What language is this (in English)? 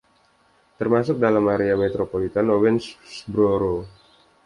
Indonesian